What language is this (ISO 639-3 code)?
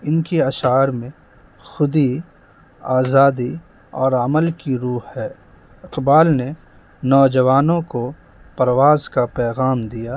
urd